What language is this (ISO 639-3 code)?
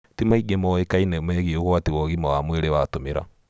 kik